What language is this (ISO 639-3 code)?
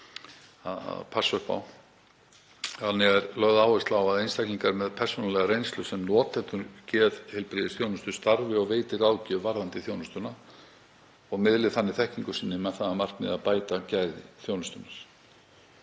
isl